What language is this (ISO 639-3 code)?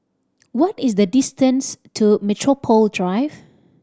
eng